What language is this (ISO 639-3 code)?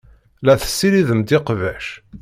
kab